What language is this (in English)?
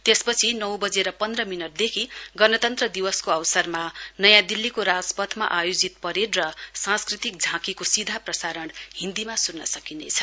Nepali